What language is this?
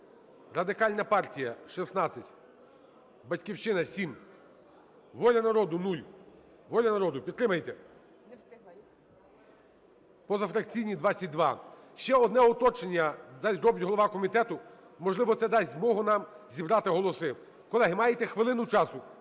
Ukrainian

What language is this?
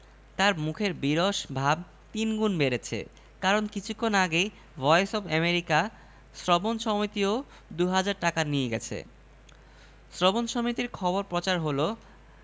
Bangla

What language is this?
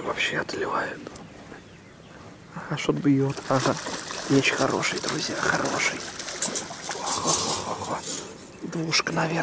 Russian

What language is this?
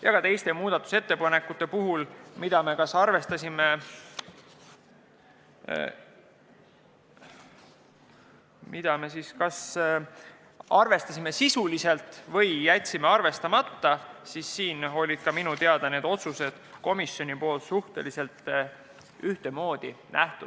Estonian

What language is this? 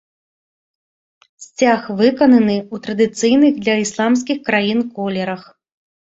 Belarusian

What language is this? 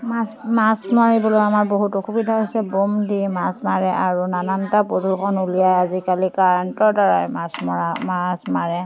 Assamese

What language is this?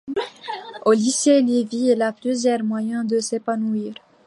French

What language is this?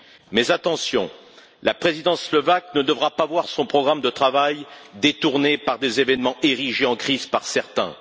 French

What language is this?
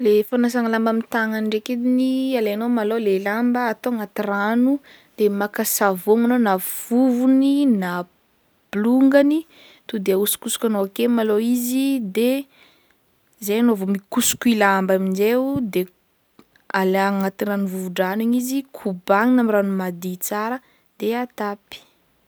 Northern Betsimisaraka Malagasy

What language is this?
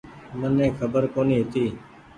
Goaria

